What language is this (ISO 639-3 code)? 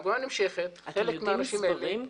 heb